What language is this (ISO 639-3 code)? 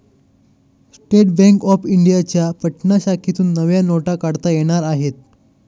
mar